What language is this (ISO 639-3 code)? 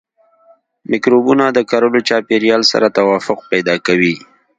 pus